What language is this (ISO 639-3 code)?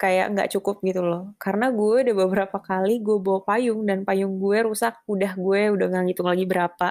ind